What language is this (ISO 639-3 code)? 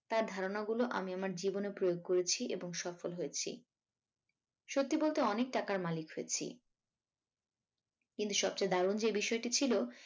ben